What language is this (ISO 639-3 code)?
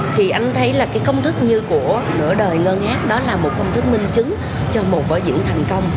vie